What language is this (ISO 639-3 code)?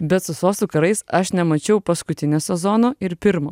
lit